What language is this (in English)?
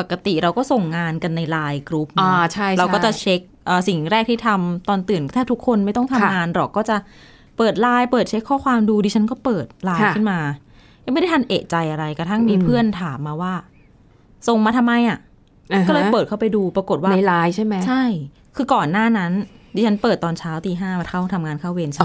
Thai